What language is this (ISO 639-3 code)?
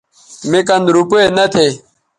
btv